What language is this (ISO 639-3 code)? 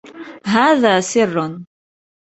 ara